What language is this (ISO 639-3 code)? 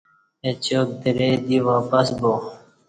bsh